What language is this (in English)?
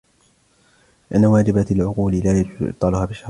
Arabic